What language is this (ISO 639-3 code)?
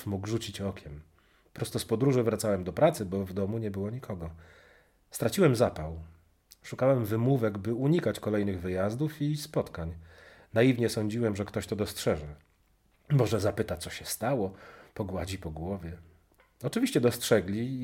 pol